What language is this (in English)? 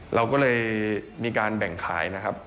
Thai